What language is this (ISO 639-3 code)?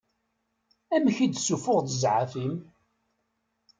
kab